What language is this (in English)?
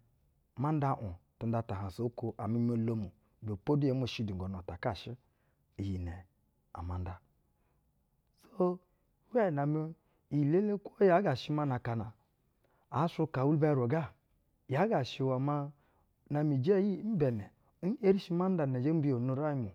Basa (Nigeria)